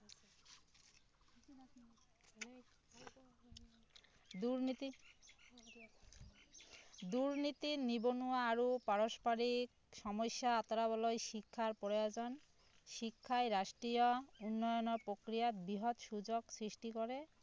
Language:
Assamese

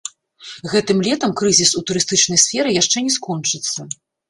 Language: Belarusian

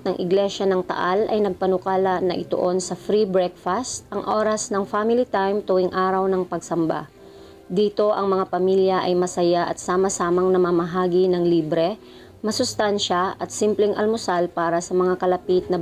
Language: Filipino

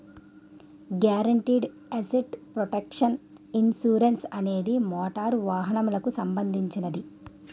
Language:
Telugu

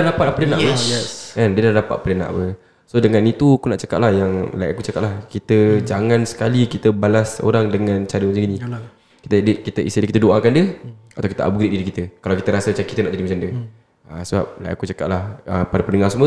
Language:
Malay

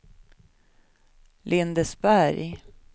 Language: Swedish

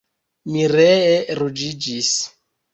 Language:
Esperanto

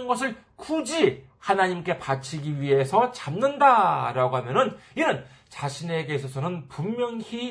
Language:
Korean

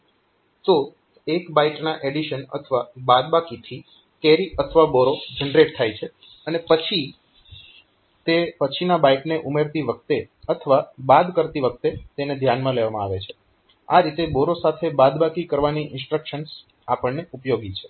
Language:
Gujarati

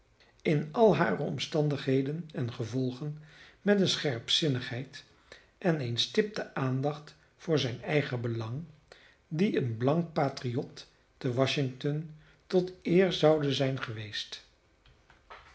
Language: Dutch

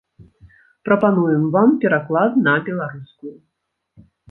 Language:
Belarusian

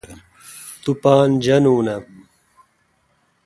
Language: Kalkoti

